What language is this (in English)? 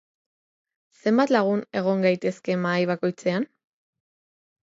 Basque